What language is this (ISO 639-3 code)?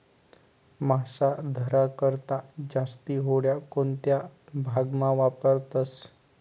mar